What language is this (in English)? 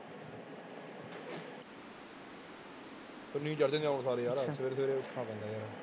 Punjabi